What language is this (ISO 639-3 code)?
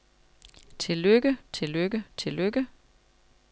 dan